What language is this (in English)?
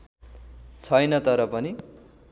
Nepali